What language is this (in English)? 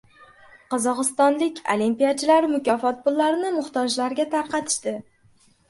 Uzbek